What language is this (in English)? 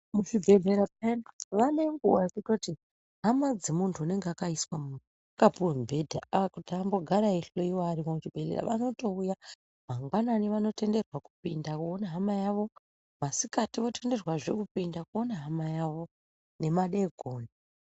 Ndau